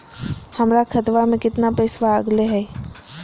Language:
Magahi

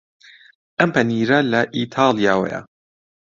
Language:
Central Kurdish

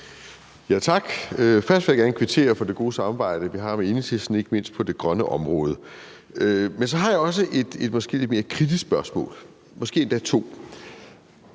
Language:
Danish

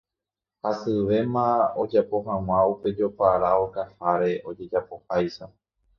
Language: Guarani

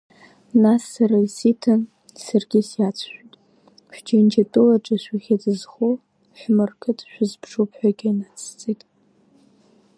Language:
Abkhazian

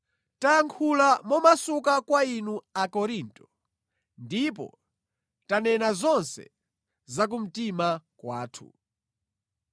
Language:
Nyanja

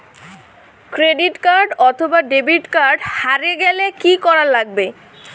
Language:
Bangla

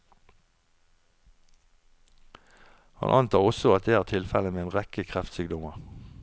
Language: Norwegian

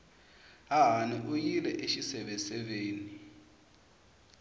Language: Tsonga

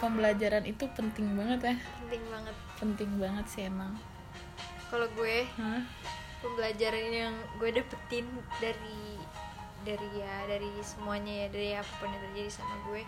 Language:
Indonesian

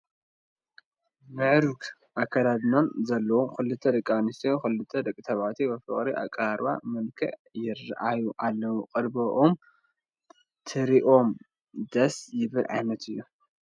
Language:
Tigrinya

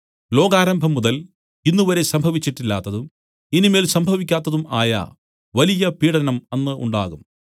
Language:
Malayalam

